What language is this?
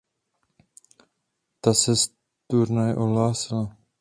Czech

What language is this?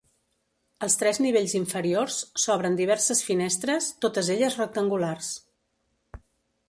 Catalan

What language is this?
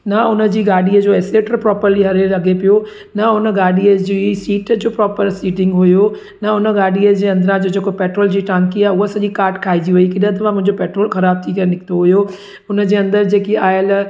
Sindhi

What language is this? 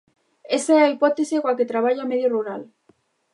Galician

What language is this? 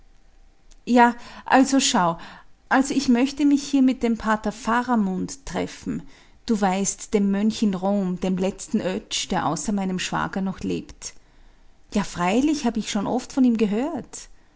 German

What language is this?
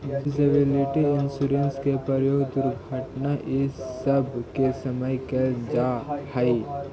Magahi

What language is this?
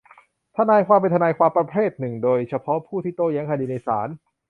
Thai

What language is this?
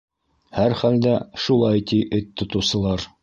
Bashkir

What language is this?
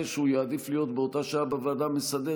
Hebrew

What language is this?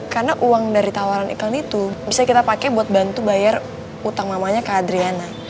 Indonesian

